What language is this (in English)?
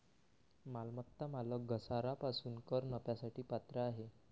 Marathi